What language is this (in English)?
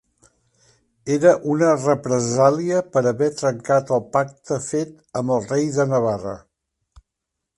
Catalan